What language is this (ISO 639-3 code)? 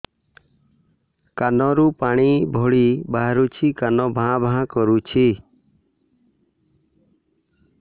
ori